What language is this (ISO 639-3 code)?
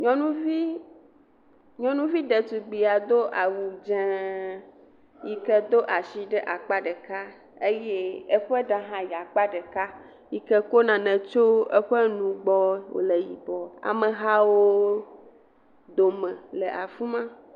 ewe